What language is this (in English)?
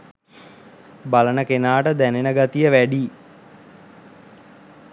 Sinhala